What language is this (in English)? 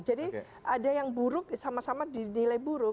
Indonesian